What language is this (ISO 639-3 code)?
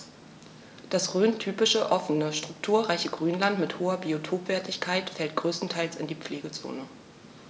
deu